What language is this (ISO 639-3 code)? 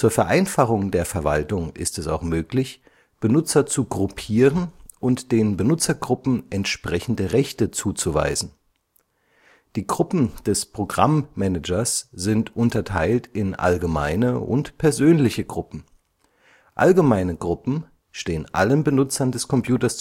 deu